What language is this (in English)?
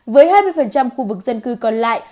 Vietnamese